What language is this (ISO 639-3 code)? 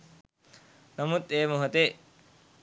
sin